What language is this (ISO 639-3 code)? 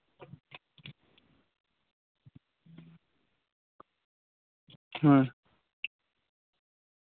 sat